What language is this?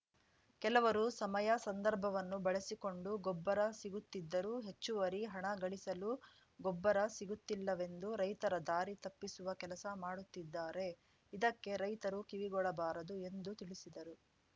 Kannada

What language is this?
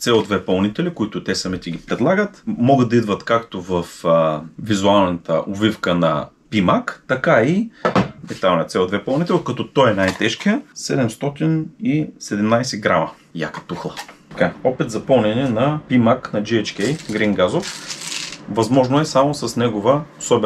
Bulgarian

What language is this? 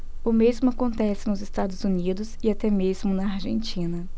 Portuguese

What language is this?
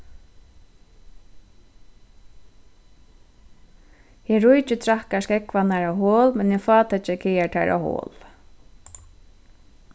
Faroese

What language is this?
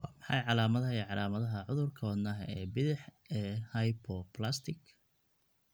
Somali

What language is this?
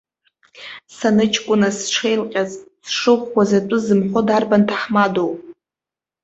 Abkhazian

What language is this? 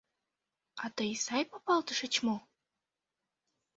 Mari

